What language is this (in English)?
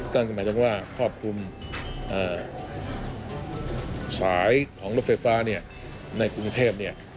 Thai